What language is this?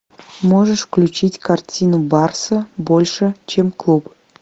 Russian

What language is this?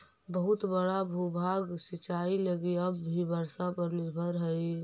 Magahi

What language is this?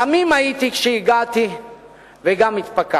Hebrew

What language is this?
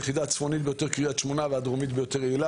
Hebrew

